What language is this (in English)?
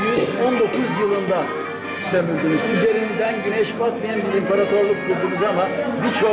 Turkish